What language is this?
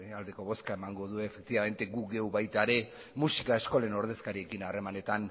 Basque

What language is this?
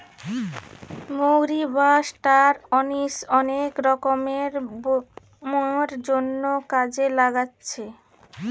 Bangla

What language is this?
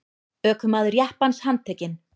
Icelandic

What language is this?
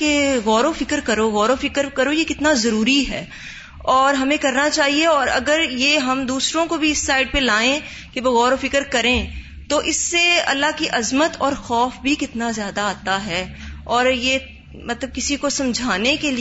Urdu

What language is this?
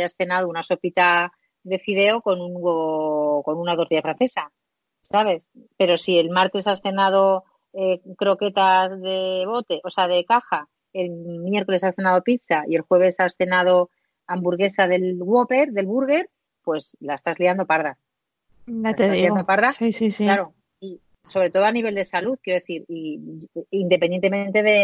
Spanish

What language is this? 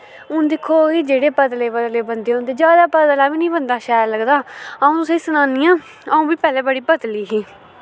Dogri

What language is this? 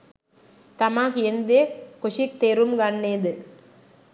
Sinhala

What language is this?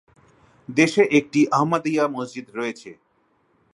Bangla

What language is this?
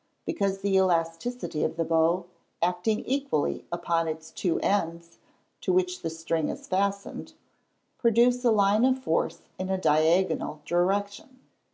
English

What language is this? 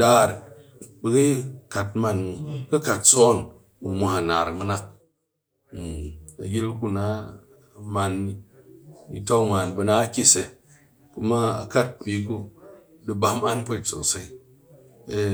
Cakfem-Mushere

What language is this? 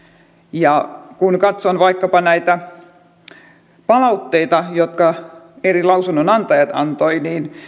Finnish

